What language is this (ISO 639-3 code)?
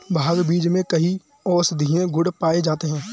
hin